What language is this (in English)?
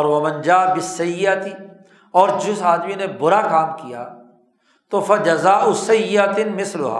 Urdu